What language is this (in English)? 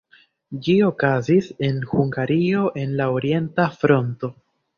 Esperanto